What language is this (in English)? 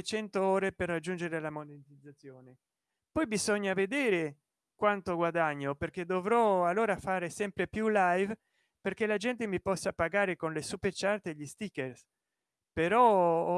Italian